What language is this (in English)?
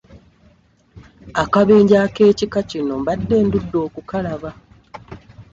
Ganda